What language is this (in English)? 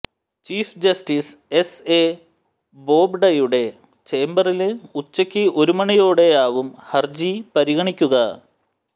Malayalam